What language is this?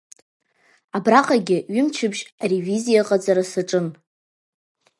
Abkhazian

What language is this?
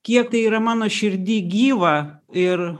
Lithuanian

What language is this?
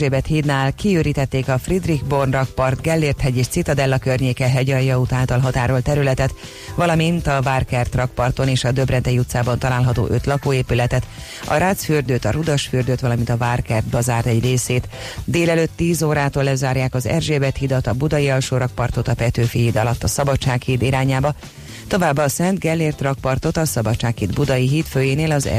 Hungarian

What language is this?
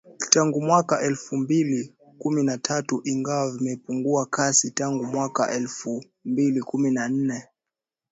Swahili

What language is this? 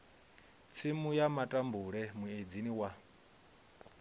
Venda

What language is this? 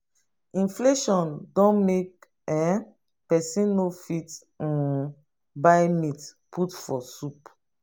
Nigerian Pidgin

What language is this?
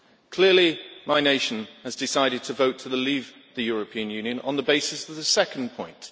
English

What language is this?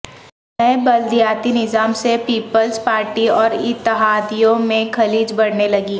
Urdu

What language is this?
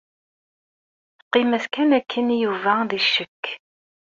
Kabyle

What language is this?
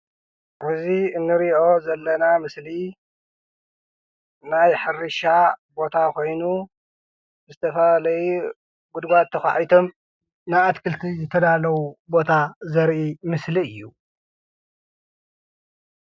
Tigrinya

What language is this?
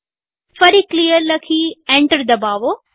Gujarati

